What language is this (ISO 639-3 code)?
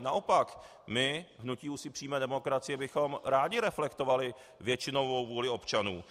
ces